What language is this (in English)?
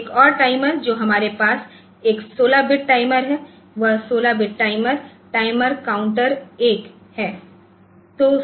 Hindi